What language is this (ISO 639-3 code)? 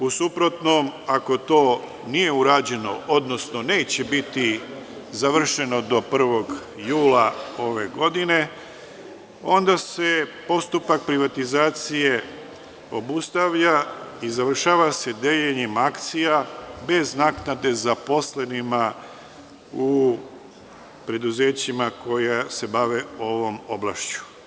srp